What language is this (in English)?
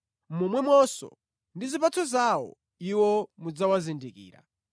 Nyanja